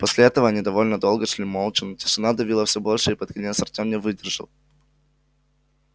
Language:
Russian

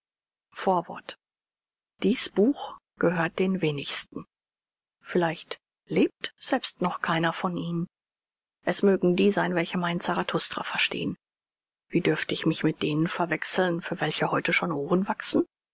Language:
German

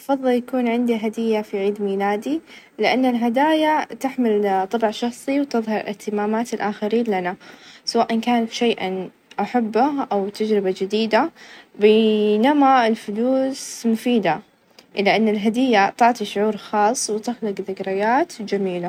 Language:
Najdi Arabic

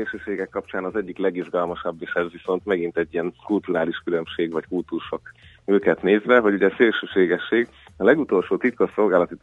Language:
Hungarian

